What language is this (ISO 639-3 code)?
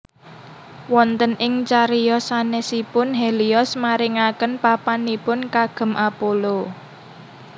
jav